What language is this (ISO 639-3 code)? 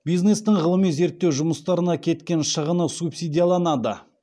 kaz